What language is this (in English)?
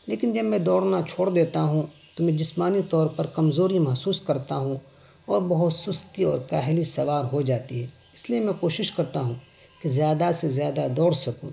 Urdu